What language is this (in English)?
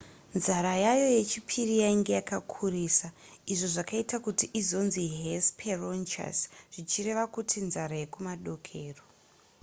Shona